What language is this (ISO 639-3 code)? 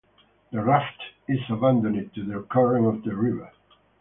eng